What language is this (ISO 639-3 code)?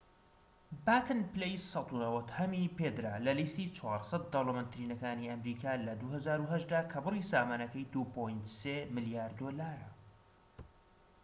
ckb